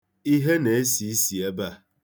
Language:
Igbo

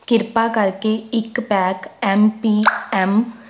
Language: Punjabi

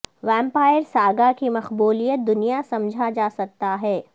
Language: Urdu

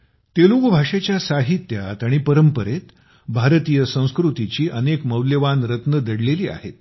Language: Marathi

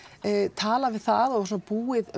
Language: Icelandic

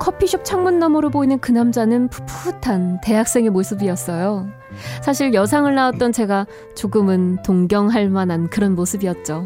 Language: Korean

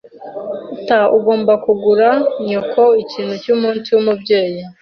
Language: Kinyarwanda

